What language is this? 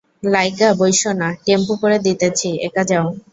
Bangla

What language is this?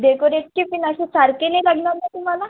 Marathi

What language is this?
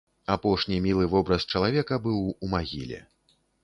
Belarusian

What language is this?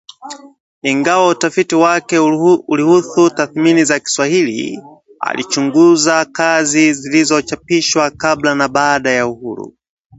Swahili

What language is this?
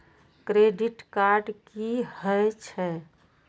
Maithili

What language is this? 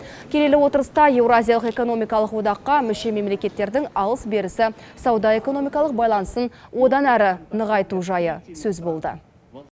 Kazakh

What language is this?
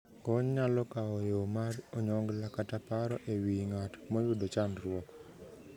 Luo (Kenya and Tanzania)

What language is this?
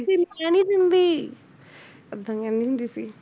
Punjabi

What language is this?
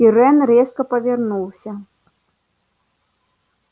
Russian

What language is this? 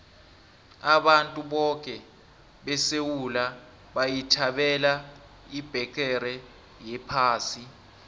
South Ndebele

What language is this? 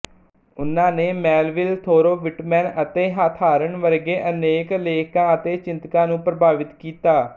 Punjabi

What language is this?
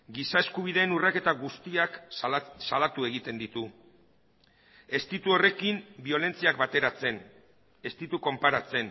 Basque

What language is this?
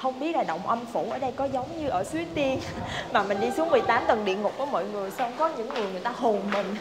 Vietnamese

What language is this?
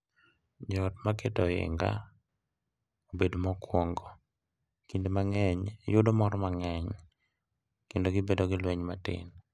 Luo (Kenya and Tanzania)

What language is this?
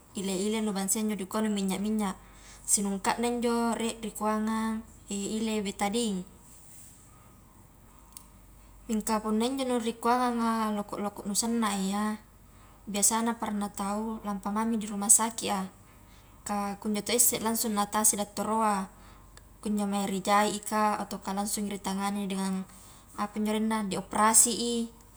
Highland Konjo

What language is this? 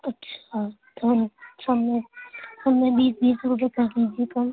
Urdu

